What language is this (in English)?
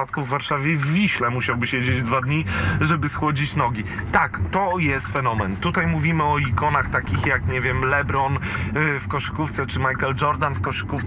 Polish